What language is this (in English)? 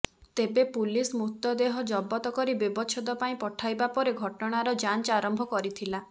Odia